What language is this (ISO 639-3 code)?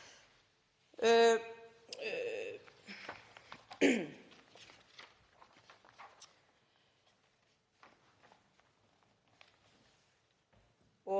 isl